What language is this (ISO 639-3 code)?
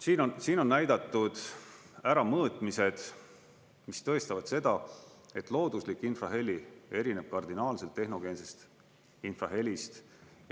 est